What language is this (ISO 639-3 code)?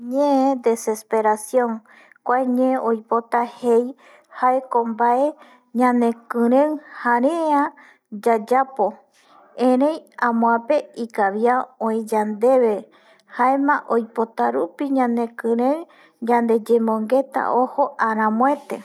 gui